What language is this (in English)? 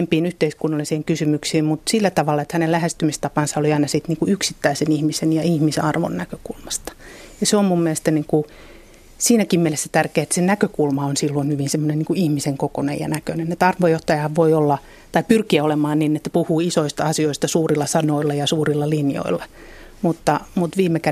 Finnish